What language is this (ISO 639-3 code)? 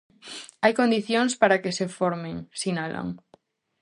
glg